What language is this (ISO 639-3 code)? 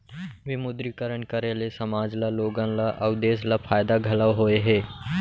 hne